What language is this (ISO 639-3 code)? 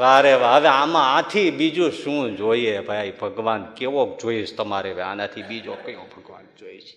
guj